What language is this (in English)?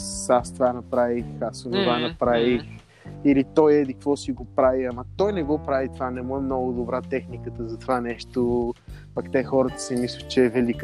Bulgarian